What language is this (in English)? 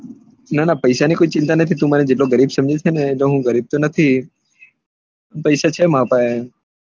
Gujarati